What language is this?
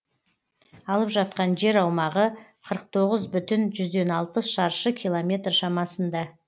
Kazakh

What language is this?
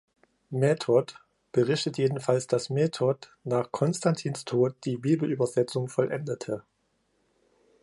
German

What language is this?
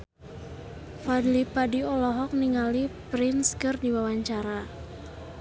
Sundanese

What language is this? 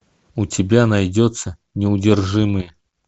Russian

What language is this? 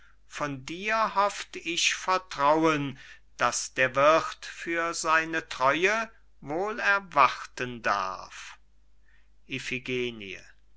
German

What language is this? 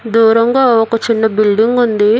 Telugu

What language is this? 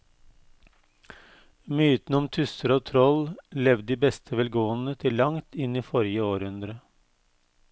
Norwegian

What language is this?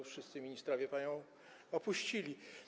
Polish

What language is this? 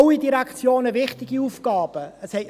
Swiss German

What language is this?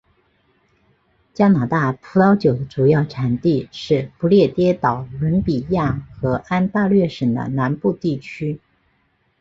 Chinese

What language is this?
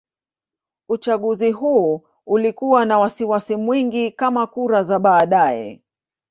Swahili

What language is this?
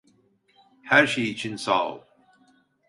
Turkish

